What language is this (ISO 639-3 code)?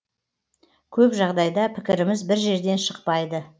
kaz